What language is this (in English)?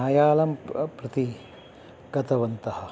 Sanskrit